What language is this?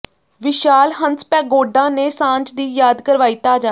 Punjabi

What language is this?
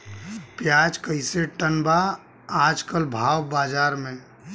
Bhojpuri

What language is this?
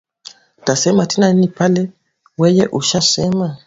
Swahili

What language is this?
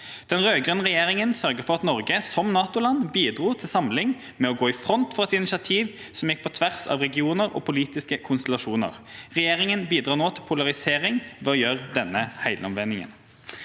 Norwegian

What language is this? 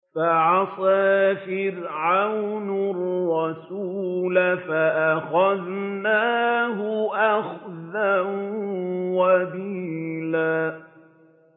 Arabic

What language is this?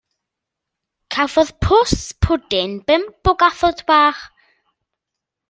Welsh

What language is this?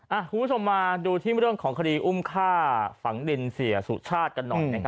Thai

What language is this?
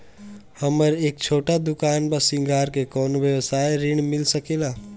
Bhojpuri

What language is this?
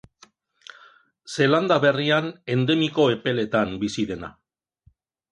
Basque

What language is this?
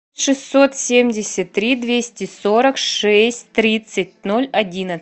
Russian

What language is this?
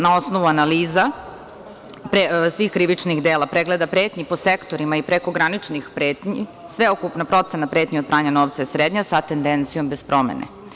Serbian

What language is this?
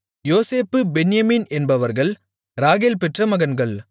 Tamil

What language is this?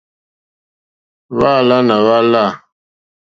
Mokpwe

